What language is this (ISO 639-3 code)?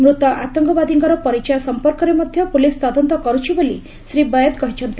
ori